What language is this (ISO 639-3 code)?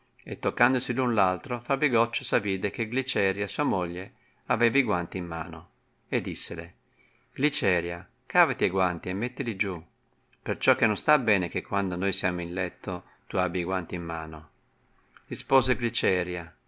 ita